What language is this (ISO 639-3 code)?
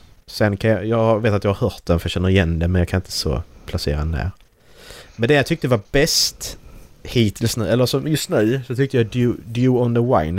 swe